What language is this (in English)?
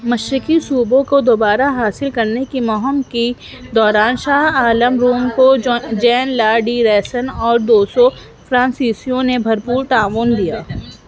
Urdu